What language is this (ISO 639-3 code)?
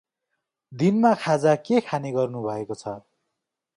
nep